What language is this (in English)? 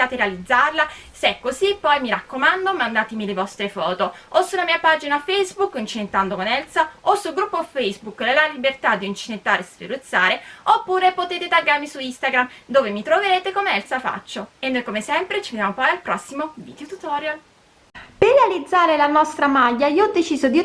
Italian